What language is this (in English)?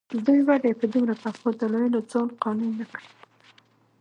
Pashto